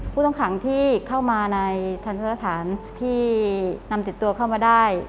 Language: Thai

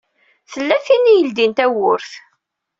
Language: Kabyle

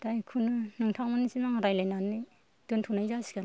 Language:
Bodo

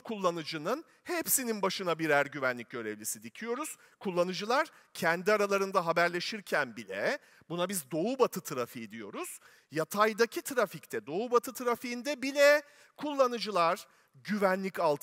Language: Turkish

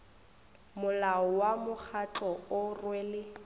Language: Northern Sotho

